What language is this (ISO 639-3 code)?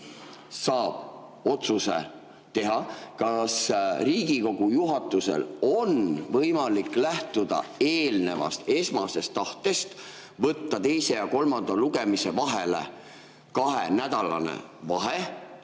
est